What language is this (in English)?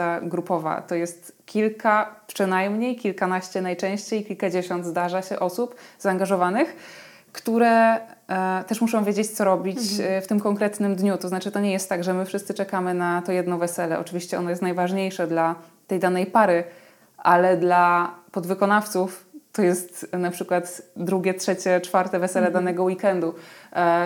Polish